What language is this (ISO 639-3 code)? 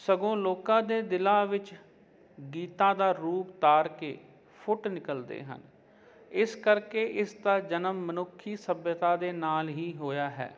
pan